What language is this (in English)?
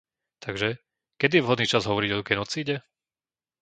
Slovak